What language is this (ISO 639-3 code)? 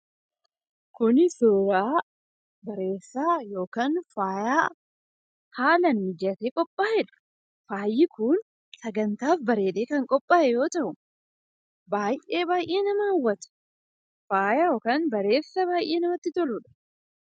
orm